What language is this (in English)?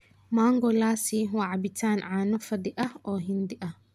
Somali